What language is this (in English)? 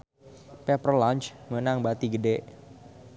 Sundanese